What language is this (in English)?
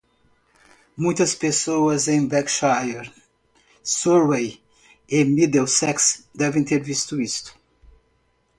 Portuguese